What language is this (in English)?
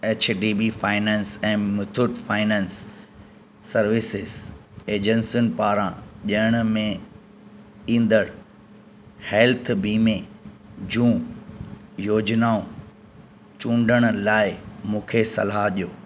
Sindhi